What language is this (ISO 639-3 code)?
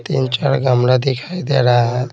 hin